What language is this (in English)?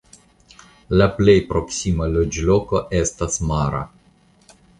Esperanto